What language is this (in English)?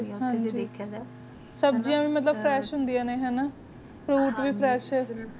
Punjabi